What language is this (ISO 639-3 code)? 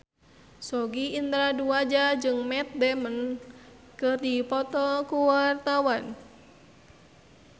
sun